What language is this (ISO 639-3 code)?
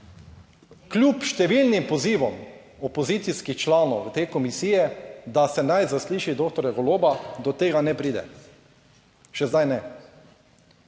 slv